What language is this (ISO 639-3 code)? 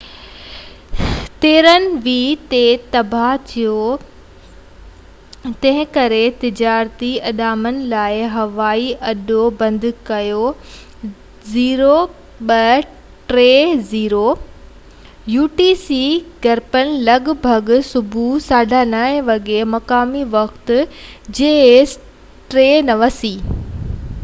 snd